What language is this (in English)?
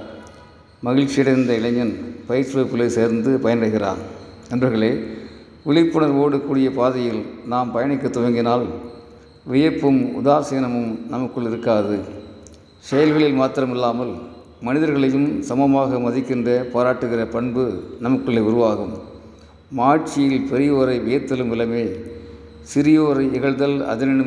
Tamil